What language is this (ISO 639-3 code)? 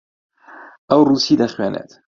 ckb